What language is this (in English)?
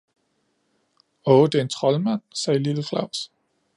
Danish